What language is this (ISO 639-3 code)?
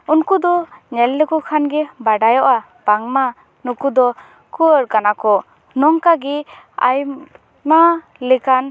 sat